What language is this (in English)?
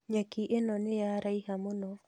Kikuyu